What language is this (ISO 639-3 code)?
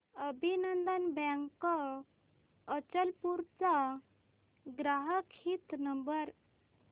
mar